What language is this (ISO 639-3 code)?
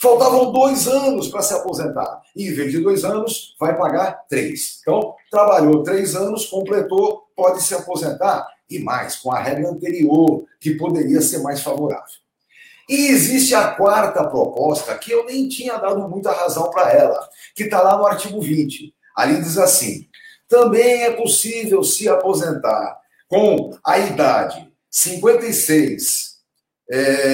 por